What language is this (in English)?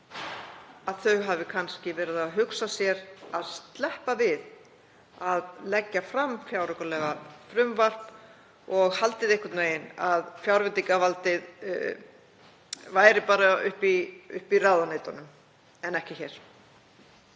Icelandic